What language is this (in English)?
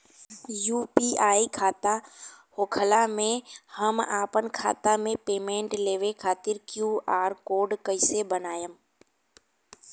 Bhojpuri